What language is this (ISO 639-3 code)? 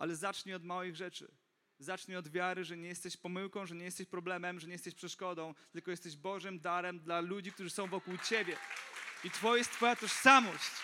pol